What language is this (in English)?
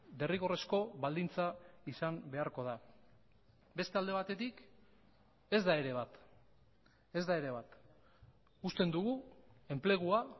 Basque